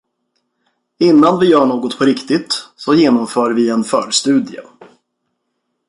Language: Swedish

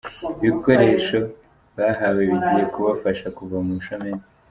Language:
Kinyarwanda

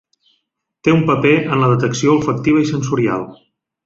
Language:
Catalan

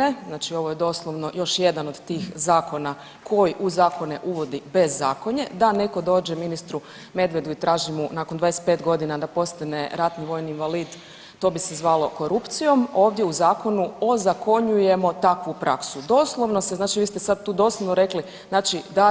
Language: Croatian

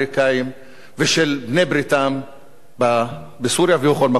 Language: Hebrew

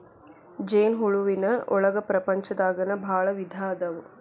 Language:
Kannada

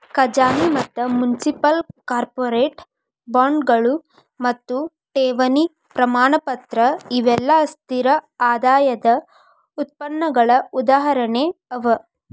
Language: Kannada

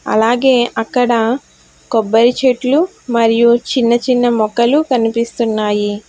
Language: Telugu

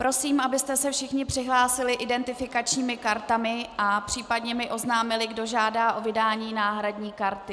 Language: Czech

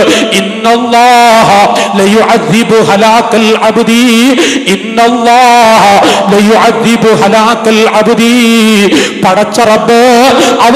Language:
Arabic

